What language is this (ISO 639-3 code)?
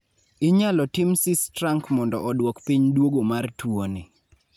luo